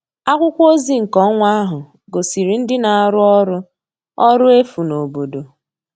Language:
Igbo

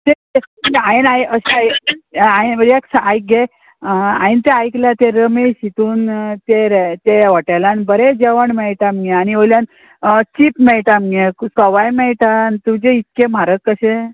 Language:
Konkani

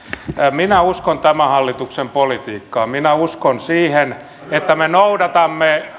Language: Finnish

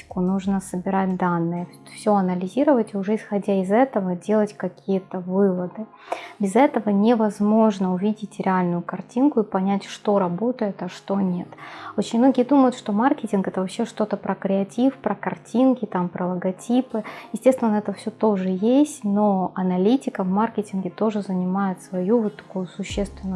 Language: Russian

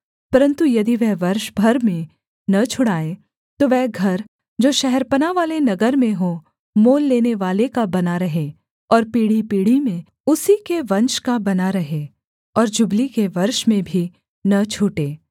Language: Hindi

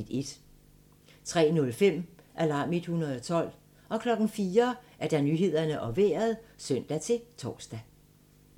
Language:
Danish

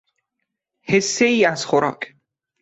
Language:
Persian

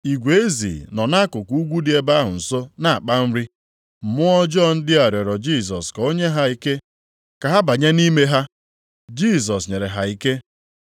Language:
Igbo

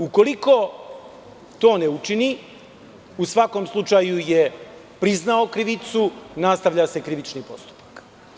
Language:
Serbian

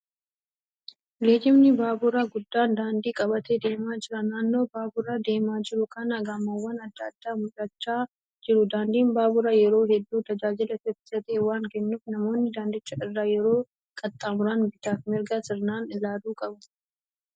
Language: Oromo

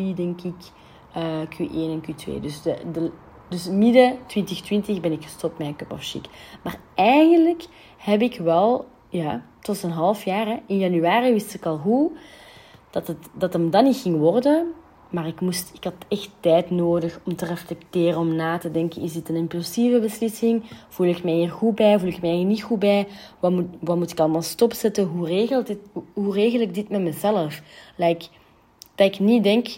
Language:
Dutch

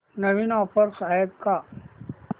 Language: Marathi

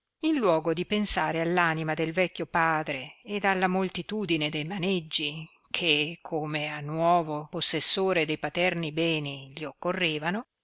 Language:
Italian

